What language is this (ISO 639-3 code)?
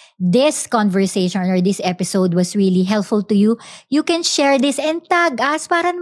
fil